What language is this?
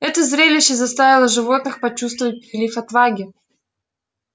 Russian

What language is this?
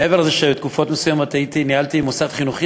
Hebrew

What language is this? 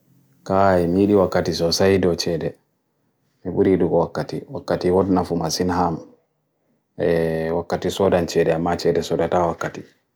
Bagirmi Fulfulde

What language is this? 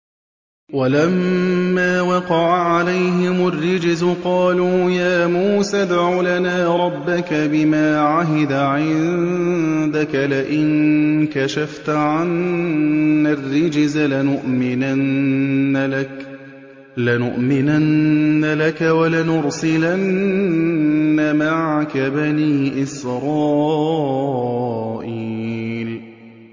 Arabic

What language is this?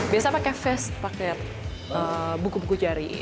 Indonesian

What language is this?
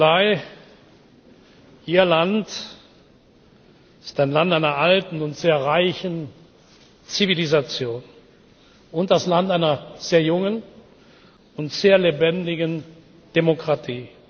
German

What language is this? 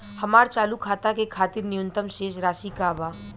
Bhojpuri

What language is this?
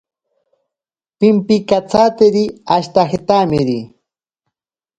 Ashéninka Perené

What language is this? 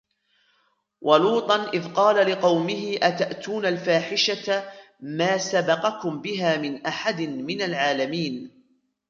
Arabic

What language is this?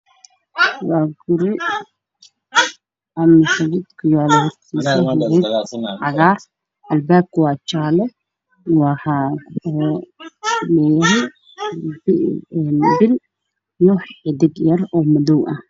Somali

